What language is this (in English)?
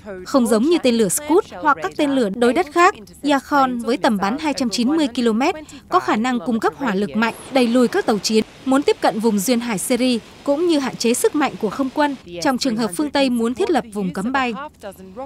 Vietnamese